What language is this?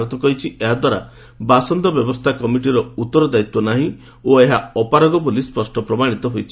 Odia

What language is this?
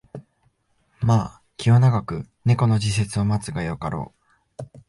Japanese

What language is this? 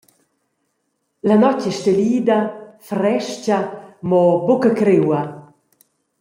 Romansh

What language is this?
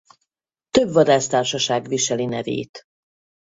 Hungarian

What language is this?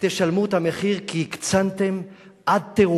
Hebrew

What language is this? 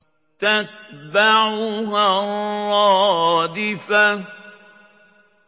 Arabic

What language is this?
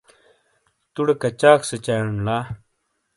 Shina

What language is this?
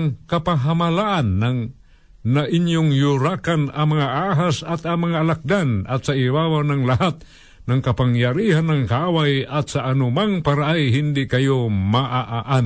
Filipino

